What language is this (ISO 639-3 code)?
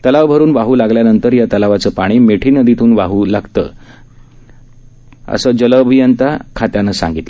mar